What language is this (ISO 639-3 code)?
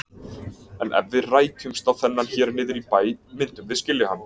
isl